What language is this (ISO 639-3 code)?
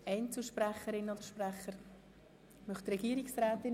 gsw